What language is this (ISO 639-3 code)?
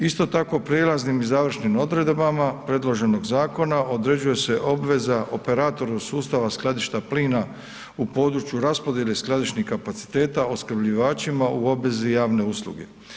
hrv